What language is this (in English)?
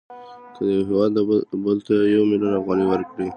Pashto